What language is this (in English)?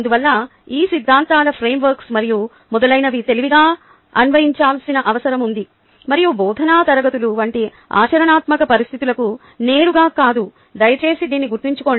Telugu